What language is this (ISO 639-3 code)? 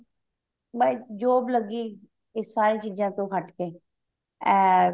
pan